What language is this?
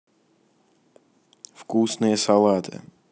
Russian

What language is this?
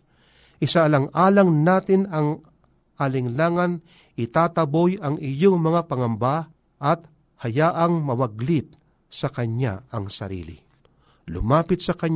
Filipino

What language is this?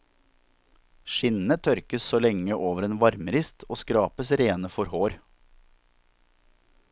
Norwegian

